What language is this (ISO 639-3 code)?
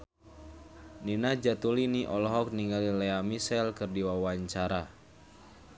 sun